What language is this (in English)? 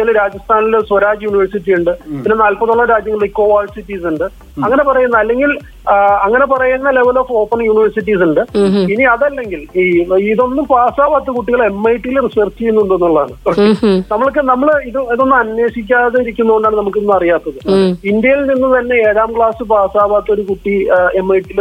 Malayalam